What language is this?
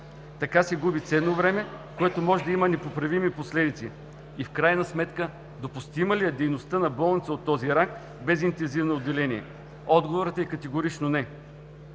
Bulgarian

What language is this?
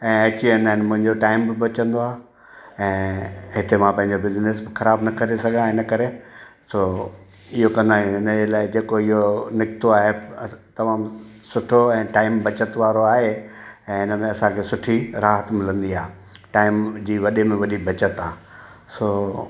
Sindhi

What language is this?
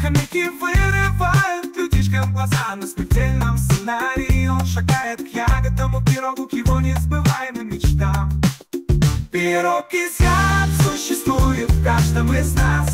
Russian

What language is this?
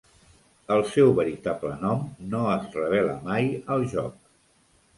Catalan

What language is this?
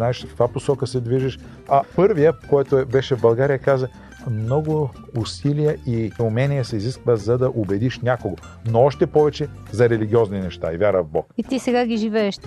Bulgarian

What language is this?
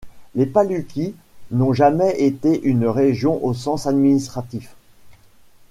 French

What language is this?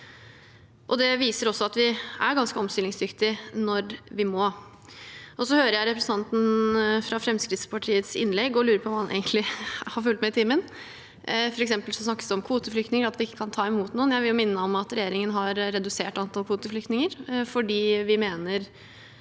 Norwegian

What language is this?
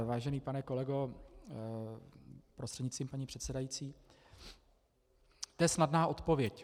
Czech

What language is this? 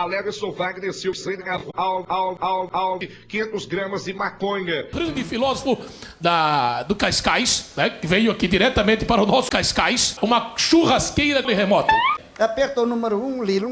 Portuguese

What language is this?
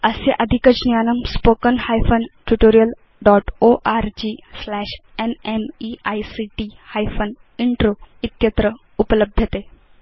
Sanskrit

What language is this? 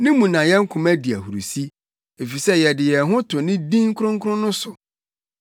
Akan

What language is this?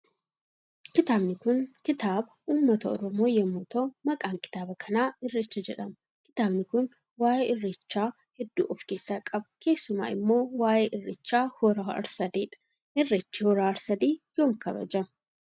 Oromo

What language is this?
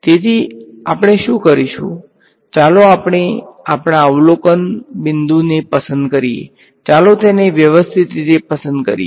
Gujarati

